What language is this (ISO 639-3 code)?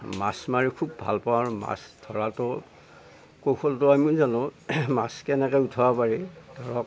asm